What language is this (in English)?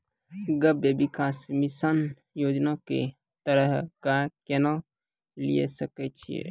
Maithili